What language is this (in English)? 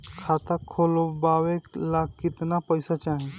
Bhojpuri